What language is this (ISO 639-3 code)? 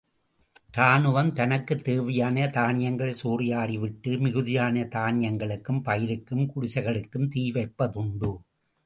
tam